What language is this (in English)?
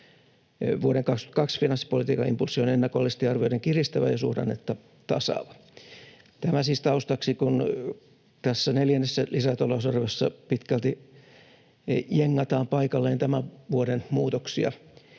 Finnish